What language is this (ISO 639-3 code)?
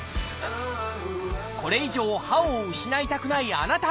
jpn